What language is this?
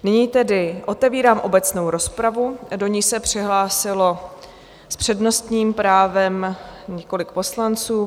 Czech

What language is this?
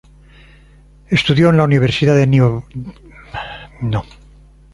Spanish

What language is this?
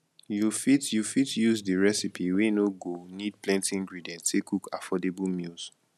Nigerian Pidgin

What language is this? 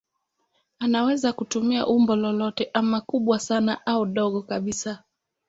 Swahili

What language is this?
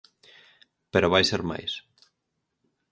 Galician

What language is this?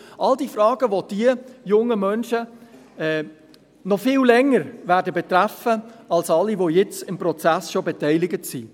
Swiss German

